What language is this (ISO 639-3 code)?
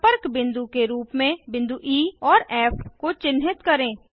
hin